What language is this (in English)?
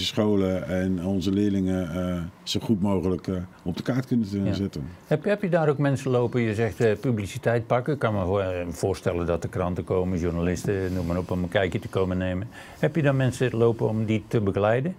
Dutch